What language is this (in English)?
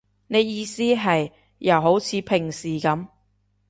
Cantonese